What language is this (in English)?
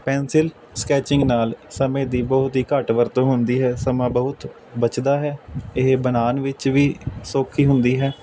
Punjabi